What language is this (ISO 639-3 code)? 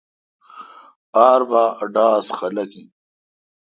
xka